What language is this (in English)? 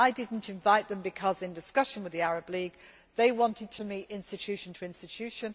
English